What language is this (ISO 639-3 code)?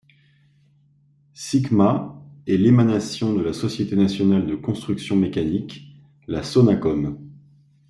fra